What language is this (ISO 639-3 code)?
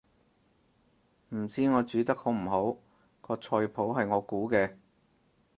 yue